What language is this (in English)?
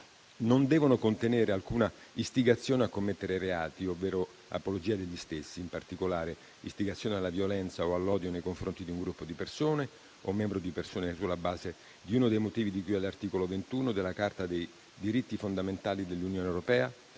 Italian